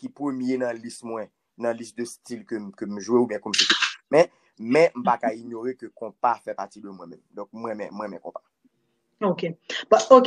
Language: French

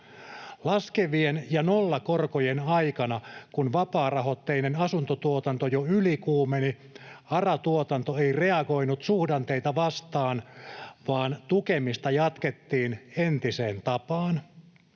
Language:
Finnish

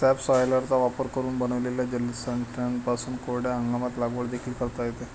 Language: Marathi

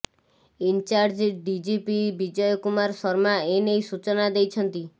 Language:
Odia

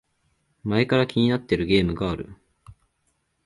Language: Japanese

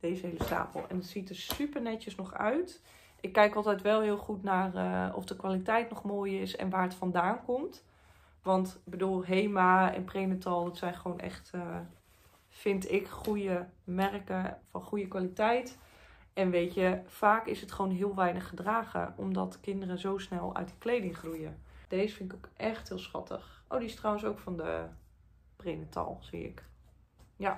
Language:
Dutch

